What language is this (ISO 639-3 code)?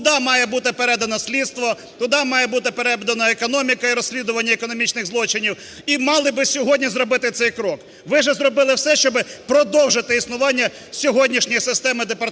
ukr